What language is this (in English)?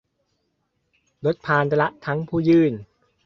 Thai